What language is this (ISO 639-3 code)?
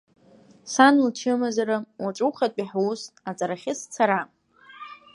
abk